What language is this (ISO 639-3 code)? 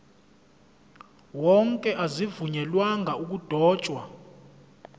zul